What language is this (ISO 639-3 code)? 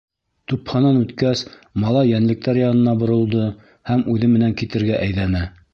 bak